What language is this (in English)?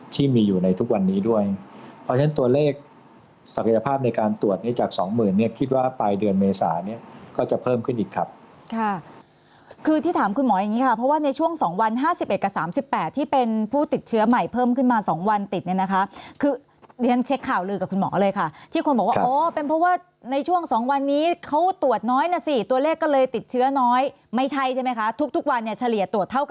Thai